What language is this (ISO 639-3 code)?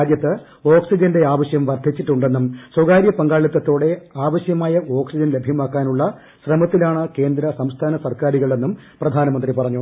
mal